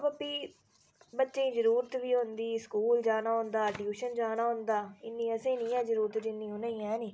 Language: Dogri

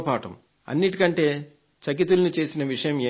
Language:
Telugu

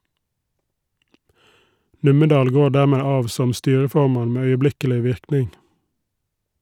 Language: Norwegian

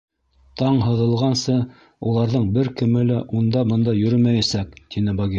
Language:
Bashkir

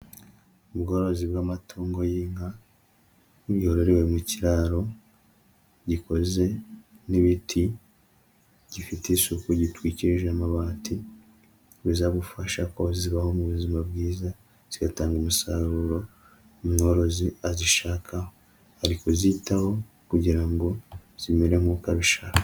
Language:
Kinyarwanda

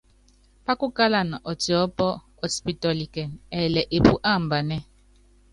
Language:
Yangben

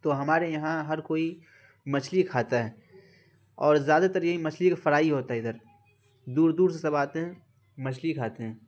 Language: Urdu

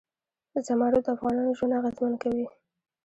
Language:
Pashto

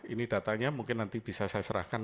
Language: Indonesian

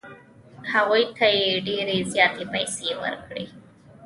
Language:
Pashto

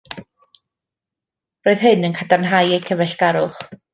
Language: Welsh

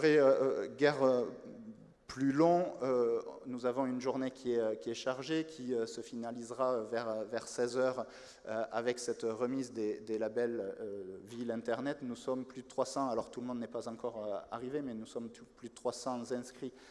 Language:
French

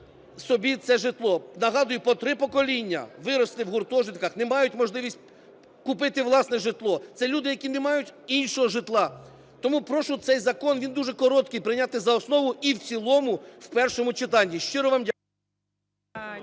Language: Ukrainian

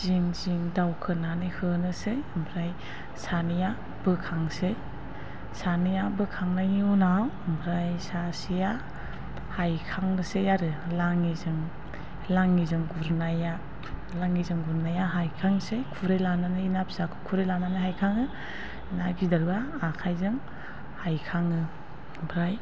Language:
Bodo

